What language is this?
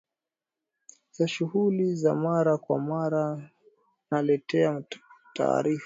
Swahili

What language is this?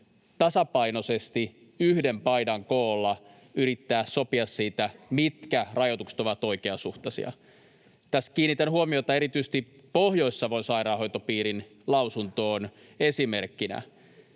Finnish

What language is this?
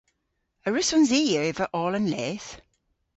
Cornish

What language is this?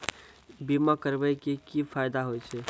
Maithili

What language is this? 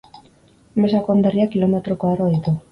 Basque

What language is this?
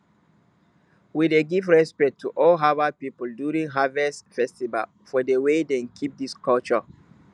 Nigerian Pidgin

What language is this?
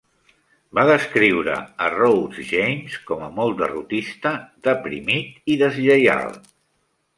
Catalan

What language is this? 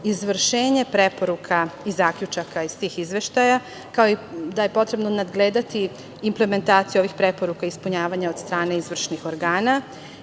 Serbian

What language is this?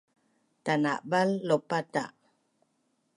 Bunun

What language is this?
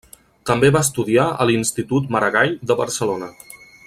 Catalan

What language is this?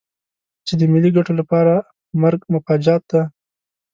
Pashto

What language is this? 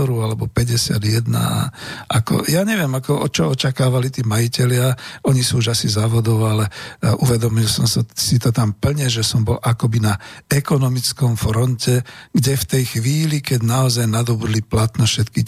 Slovak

